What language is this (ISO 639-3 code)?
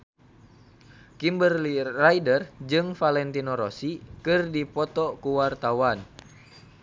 sun